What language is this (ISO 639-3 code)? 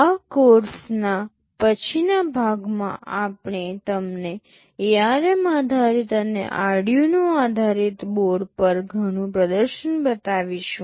guj